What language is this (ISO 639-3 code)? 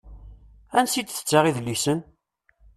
kab